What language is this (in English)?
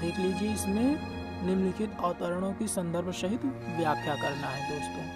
Hindi